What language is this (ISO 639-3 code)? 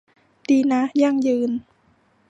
tha